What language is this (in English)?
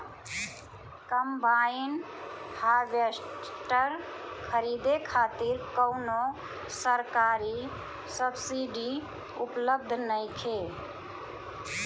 Bhojpuri